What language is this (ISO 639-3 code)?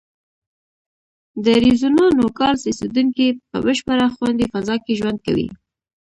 pus